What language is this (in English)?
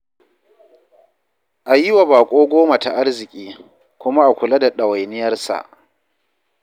Hausa